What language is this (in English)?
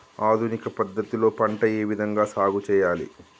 Telugu